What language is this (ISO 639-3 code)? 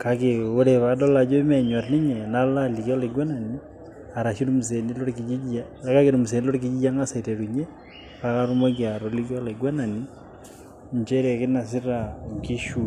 mas